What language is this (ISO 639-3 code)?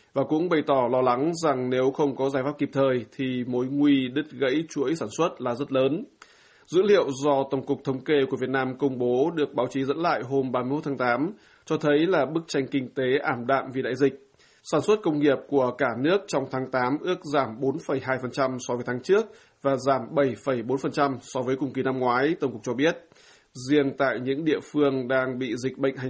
vie